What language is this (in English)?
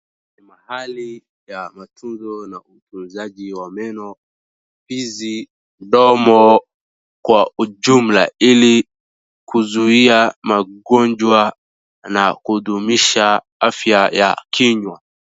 Swahili